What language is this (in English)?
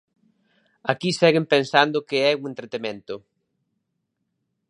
Galician